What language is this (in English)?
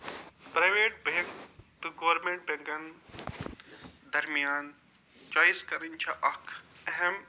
Kashmiri